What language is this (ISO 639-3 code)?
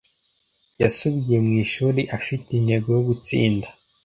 kin